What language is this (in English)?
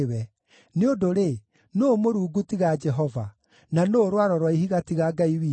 Kikuyu